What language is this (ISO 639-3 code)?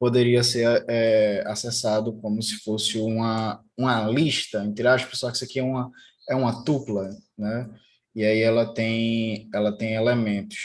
por